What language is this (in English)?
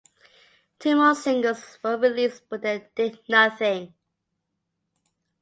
English